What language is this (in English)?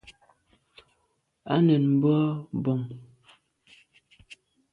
Medumba